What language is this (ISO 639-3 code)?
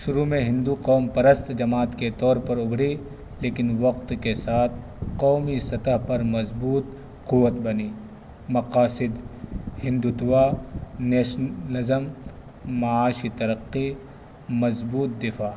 urd